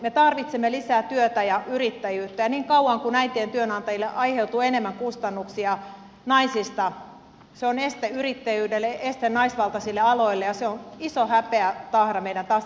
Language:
Finnish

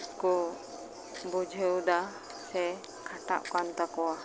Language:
Santali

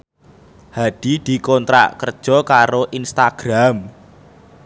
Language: Javanese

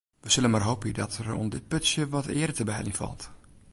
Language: Western Frisian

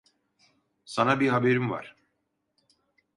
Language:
Turkish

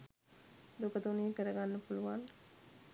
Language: Sinhala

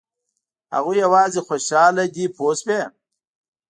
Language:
Pashto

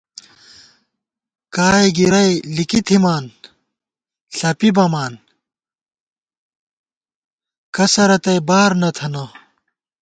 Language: Gawar-Bati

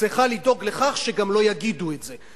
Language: Hebrew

